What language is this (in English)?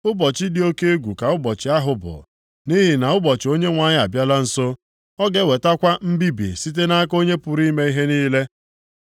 Igbo